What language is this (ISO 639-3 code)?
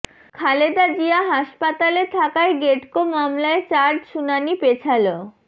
ben